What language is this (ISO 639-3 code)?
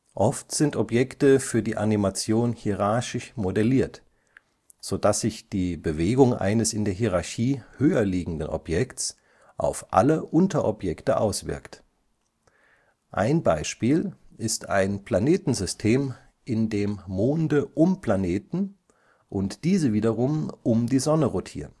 deu